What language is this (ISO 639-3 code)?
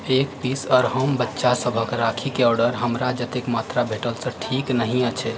mai